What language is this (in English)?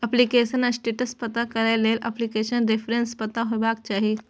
Maithili